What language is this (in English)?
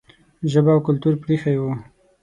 Pashto